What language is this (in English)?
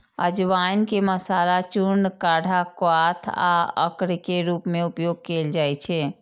Maithili